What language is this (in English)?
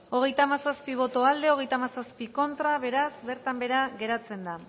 Basque